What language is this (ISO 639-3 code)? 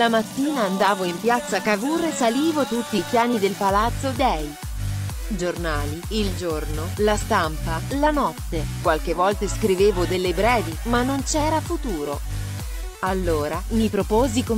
ita